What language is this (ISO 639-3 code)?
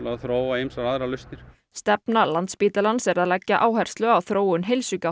isl